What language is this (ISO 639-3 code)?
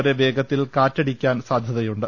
mal